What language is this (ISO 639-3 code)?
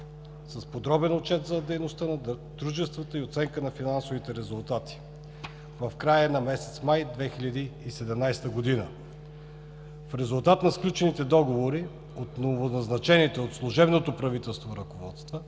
bul